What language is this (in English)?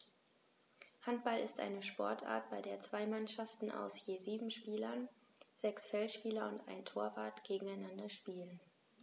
German